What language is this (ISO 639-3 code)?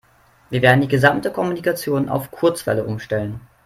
deu